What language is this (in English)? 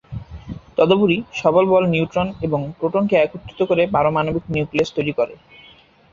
Bangla